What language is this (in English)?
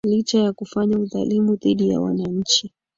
Swahili